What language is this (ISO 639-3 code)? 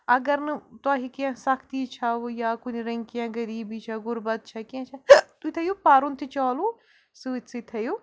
kas